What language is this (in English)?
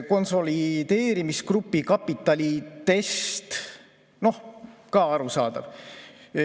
Estonian